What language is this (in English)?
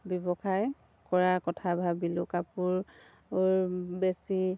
Assamese